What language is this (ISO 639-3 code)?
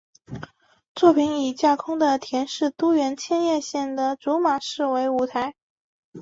zho